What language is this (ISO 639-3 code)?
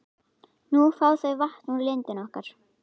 isl